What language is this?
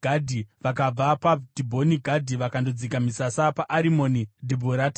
Shona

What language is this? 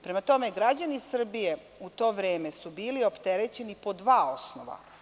Serbian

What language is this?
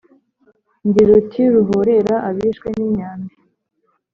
Kinyarwanda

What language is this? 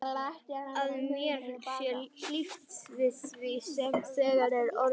Icelandic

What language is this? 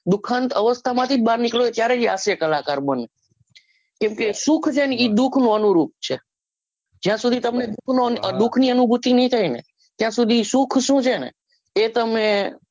Gujarati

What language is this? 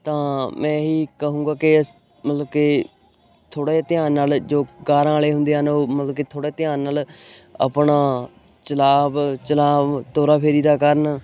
Punjabi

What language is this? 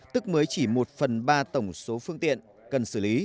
Vietnamese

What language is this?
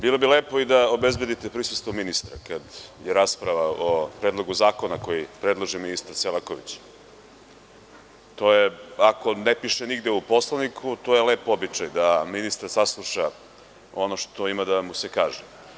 Serbian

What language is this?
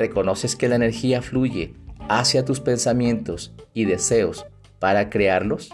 Spanish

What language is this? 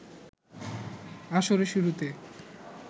Bangla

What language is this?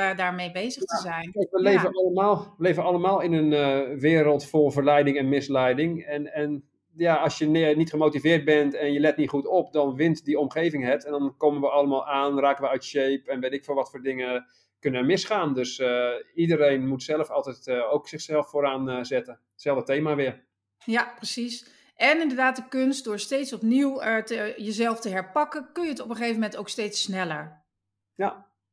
Dutch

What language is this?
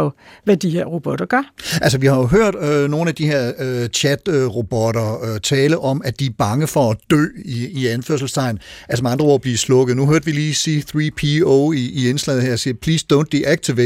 Danish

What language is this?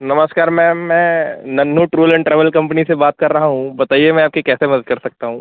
Hindi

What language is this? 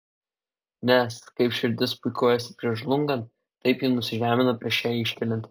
Lithuanian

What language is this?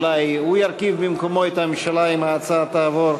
Hebrew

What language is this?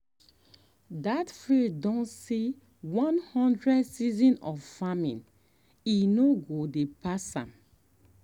Nigerian Pidgin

